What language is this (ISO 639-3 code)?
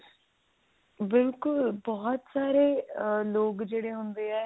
pan